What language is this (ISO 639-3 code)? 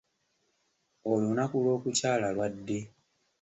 lug